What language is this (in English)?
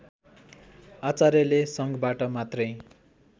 Nepali